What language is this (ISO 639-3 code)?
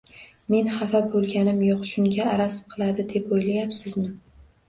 uzb